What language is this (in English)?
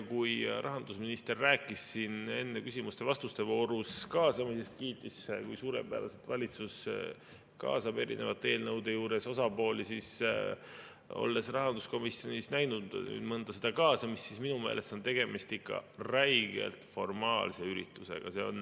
Estonian